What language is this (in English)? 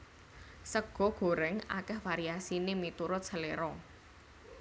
Javanese